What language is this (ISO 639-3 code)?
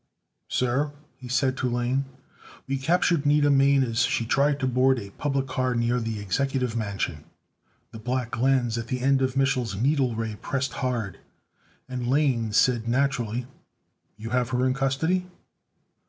eng